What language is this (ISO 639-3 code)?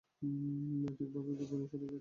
ben